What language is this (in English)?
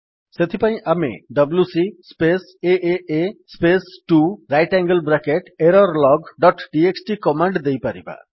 Odia